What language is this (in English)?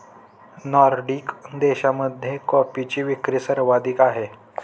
Marathi